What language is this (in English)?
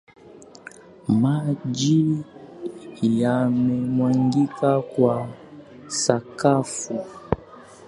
Swahili